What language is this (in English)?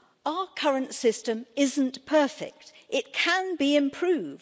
English